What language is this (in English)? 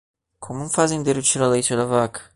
Portuguese